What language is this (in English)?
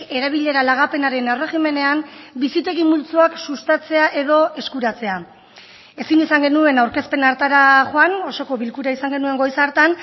Basque